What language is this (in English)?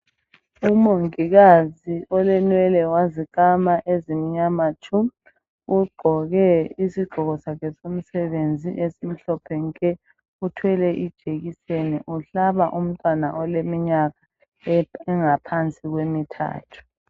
North Ndebele